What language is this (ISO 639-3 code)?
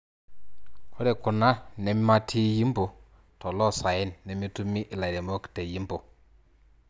mas